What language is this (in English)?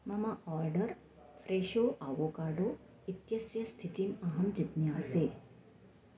Sanskrit